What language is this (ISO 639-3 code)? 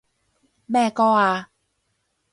yue